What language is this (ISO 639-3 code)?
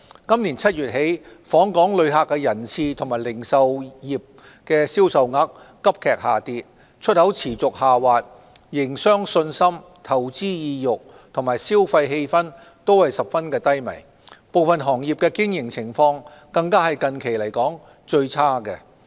yue